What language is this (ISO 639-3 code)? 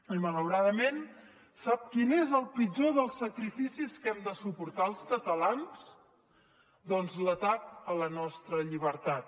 cat